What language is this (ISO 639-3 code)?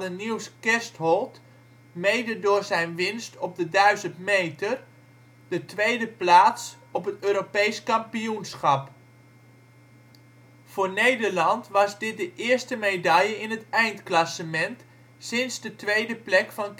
nld